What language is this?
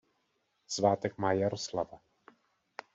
Czech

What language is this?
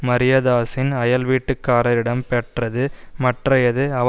Tamil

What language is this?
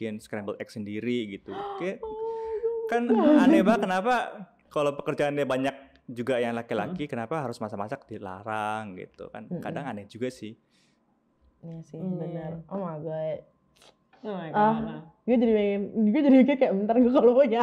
Indonesian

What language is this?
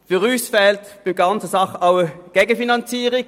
Swiss German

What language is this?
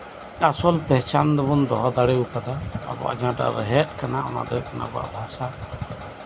Santali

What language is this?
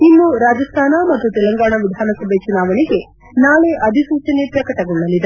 Kannada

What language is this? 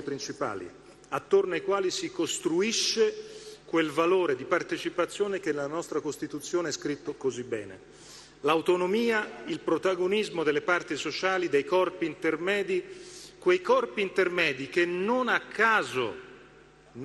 Italian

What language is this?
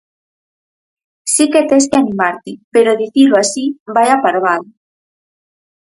Galician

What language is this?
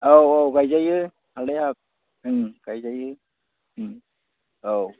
Bodo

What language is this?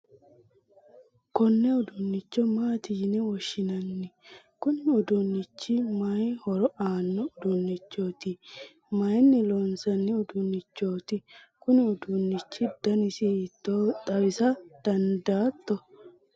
Sidamo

